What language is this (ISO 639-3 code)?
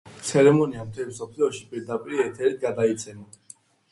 kat